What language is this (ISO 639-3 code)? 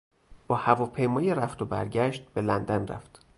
fas